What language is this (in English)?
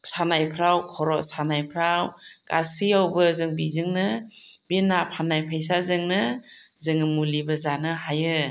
Bodo